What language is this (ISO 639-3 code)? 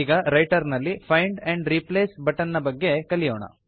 kan